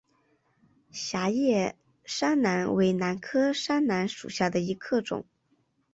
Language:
Chinese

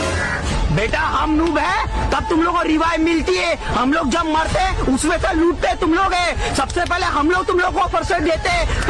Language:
Hindi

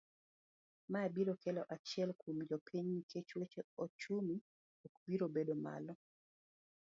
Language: Luo (Kenya and Tanzania)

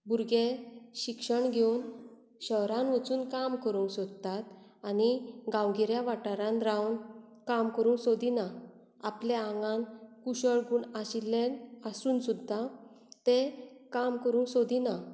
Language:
Konkani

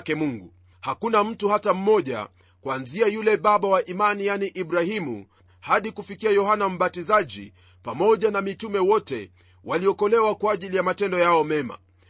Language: Swahili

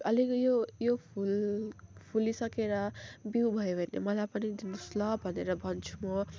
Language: Nepali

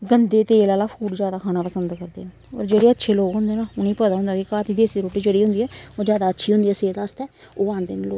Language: Dogri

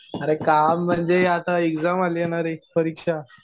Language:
Marathi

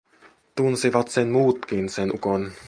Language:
Finnish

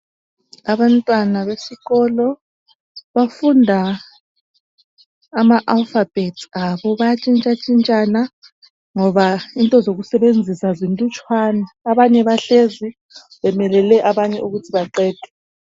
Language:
North Ndebele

